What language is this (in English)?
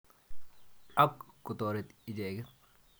Kalenjin